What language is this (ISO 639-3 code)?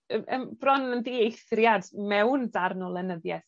cym